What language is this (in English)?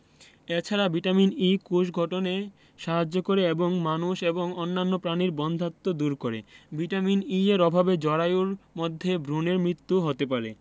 Bangla